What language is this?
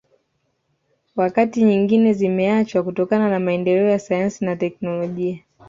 Swahili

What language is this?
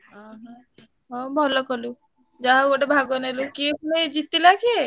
Odia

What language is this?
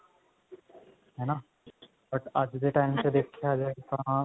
Punjabi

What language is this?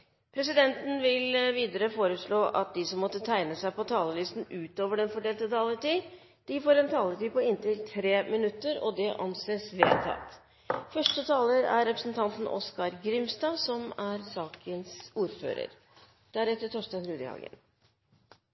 Norwegian Bokmål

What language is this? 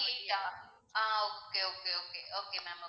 Tamil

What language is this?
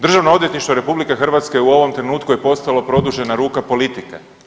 Croatian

